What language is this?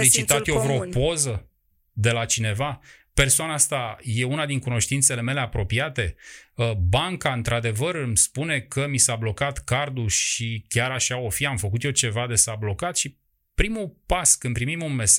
Romanian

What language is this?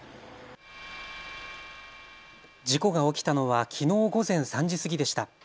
Japanese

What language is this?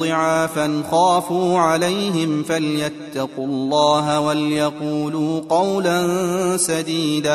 Arabic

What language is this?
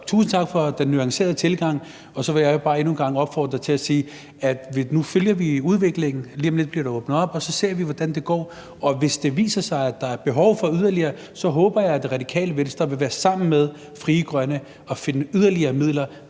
Danish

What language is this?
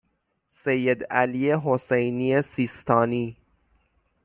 Persian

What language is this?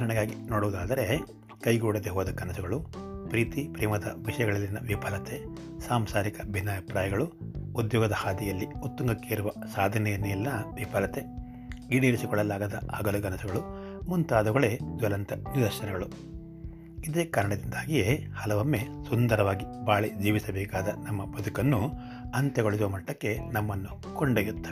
Kannada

